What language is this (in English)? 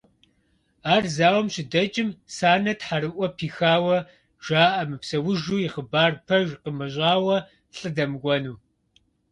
Kabardian